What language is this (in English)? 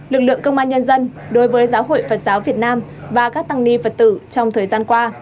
Vietnamese